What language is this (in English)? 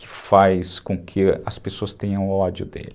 Portuguese